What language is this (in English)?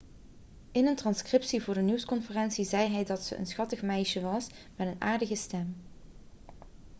Dutch